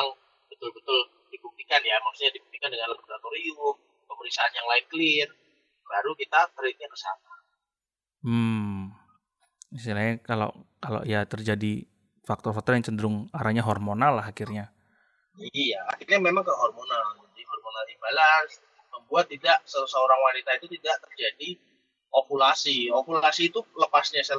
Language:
Indonesian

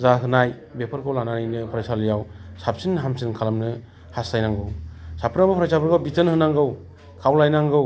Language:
Bodo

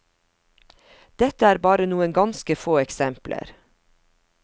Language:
Norwegian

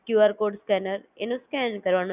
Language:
Gujarati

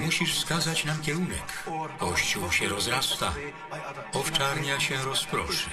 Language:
Polish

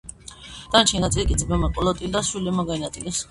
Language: Georgian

